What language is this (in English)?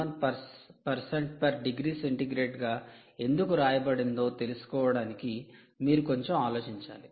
Telugu